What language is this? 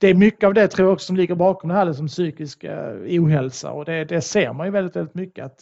Swedish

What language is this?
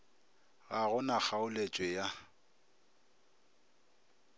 Northern Sotho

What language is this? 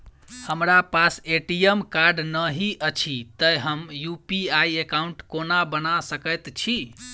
Maithili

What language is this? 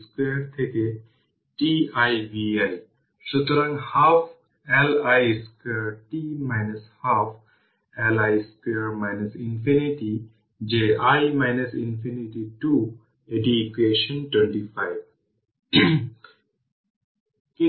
Bangla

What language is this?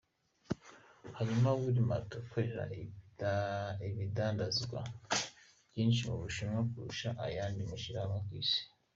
Kinyarwanda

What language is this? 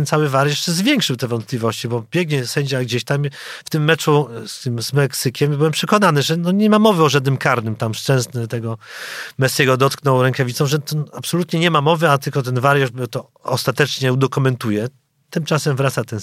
Polish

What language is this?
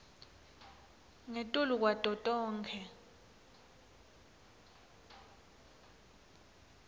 Swati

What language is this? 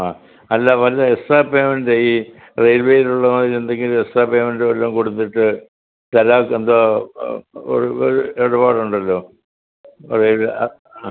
Malayalam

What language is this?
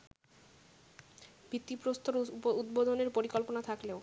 Bangla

